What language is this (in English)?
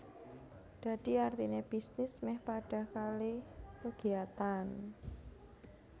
Javanese